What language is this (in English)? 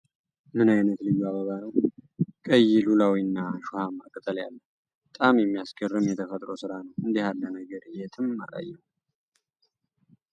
Amharic